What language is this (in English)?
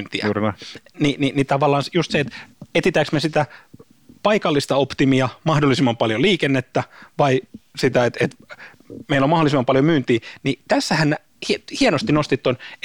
Finnish